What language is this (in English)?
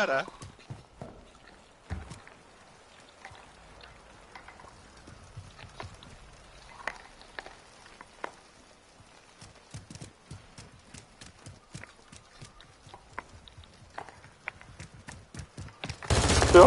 Hungarian